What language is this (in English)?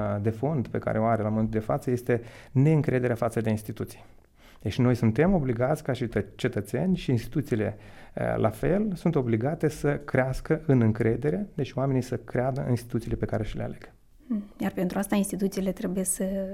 Romanian